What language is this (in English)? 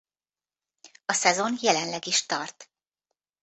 Hungarian